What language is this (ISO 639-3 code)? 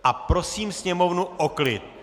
ces